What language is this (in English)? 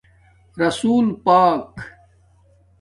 Domaaki